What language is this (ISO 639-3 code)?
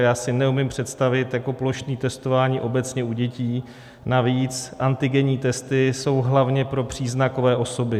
ces